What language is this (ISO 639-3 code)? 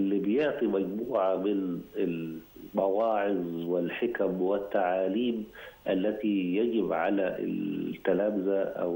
ara